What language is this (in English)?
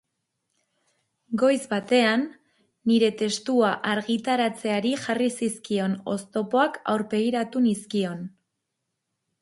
Basque